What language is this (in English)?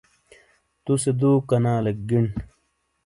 Shina